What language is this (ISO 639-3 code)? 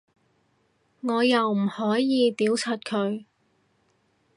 yue